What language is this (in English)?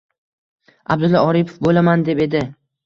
Uzbek